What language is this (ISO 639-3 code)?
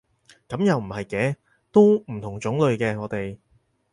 yue